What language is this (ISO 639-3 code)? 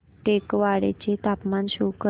mar